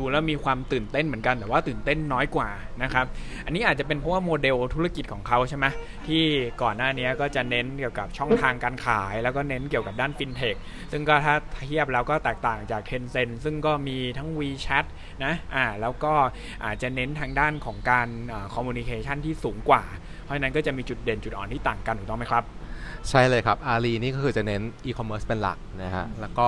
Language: Thai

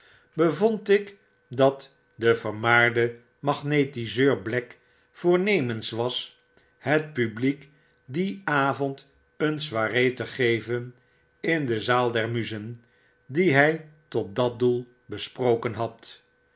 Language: Dutch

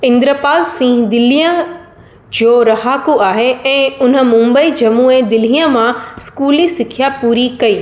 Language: Sindhi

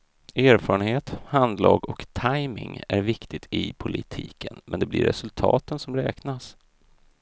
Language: Swedish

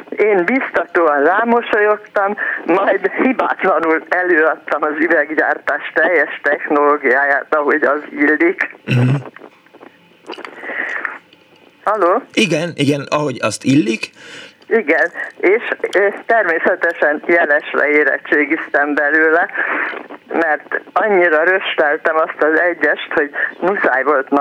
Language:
Hungarian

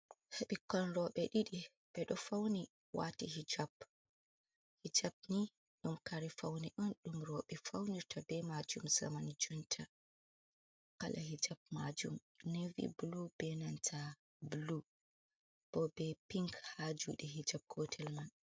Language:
Fula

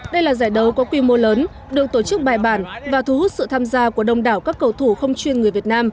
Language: Vietnamese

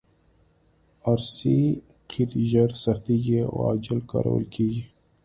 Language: Pashto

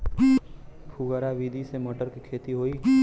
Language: Bhojpuri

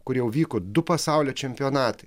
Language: Lithuanian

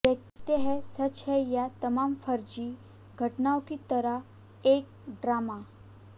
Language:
Hindi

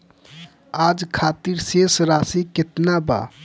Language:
Bhojpuri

